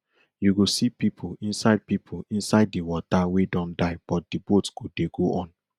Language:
Nigerian Pidgin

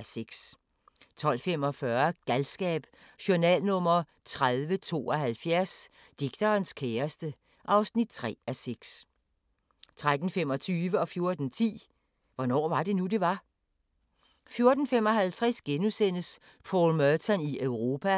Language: Danish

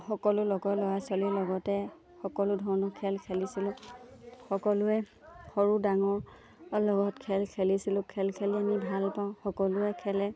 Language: Assamese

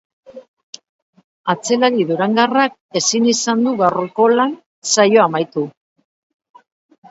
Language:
Basque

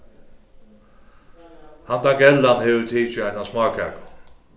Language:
Faroese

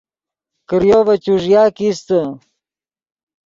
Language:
Yidgha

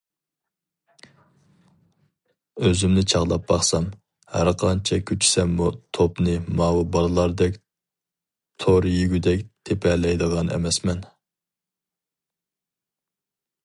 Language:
Uyghur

